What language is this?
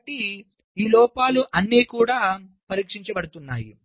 Telugu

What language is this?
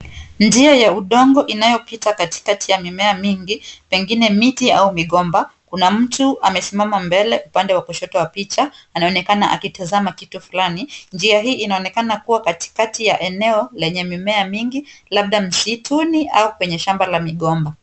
Swahili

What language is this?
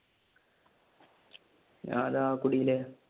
Malayalam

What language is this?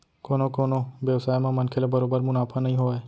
Chhattisgarhi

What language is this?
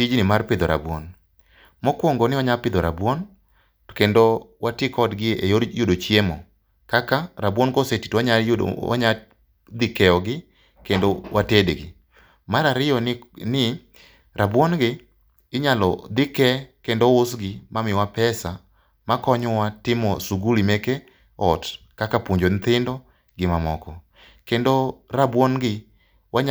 Luo (Kenya and Tanzania)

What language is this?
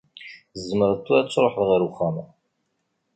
Kabyle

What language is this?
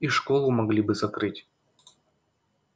Russian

